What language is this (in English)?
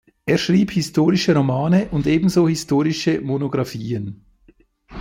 German